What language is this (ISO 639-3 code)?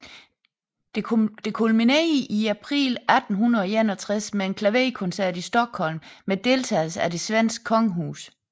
dan